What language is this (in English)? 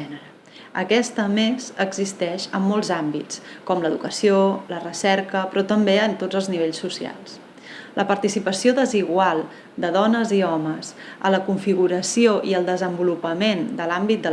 Catalan